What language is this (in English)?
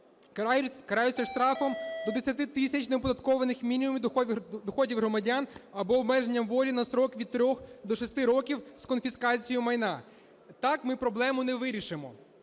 Ukrainian